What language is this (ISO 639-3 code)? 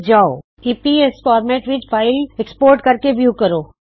pan